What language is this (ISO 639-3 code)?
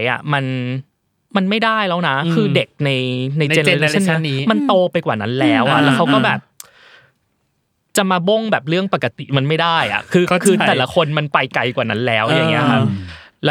tha